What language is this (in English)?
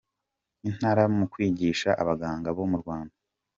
Kinyarwanda